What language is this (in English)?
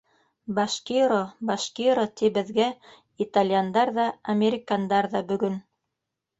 Bashkir